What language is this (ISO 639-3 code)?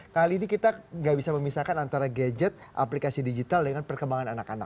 ind